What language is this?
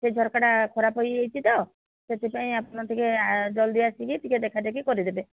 Odia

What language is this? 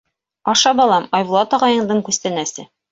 Bashkir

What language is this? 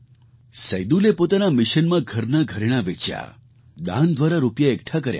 Gujarati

